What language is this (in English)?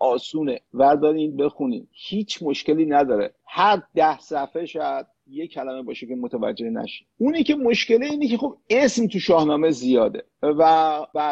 Persian